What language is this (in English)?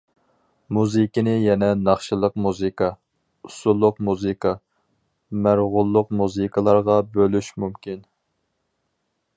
Uyghur